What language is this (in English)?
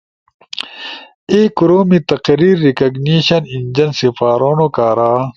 Ushojo